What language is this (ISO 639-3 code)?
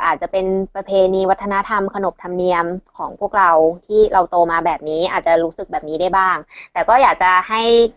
tha